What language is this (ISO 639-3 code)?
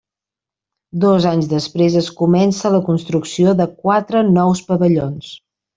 cat